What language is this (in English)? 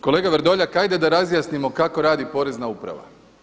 Croatian